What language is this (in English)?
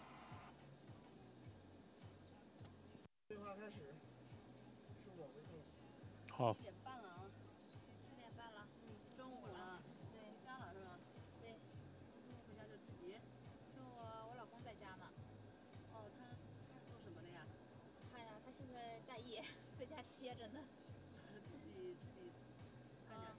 Chinese